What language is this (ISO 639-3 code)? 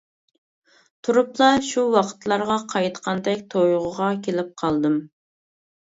uig